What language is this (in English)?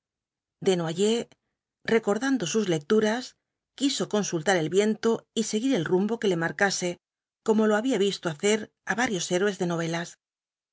Spanish